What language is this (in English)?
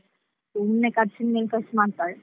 Kannada